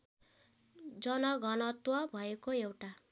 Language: Nepali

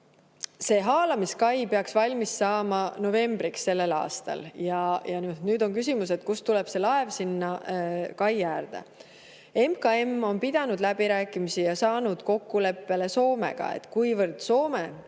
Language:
Estonian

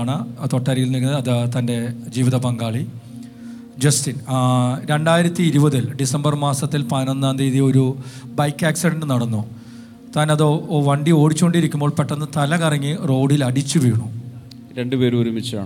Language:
Malayalam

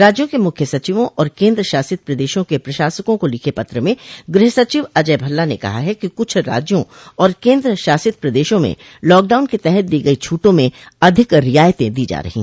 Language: Hindi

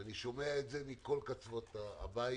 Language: Hebrew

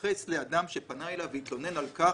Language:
Hebrew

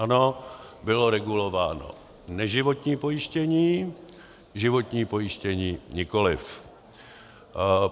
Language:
Czech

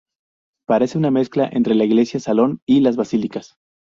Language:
Spanish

